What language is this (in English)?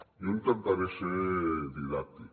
Catalan